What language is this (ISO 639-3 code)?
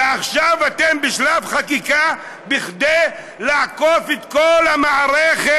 heb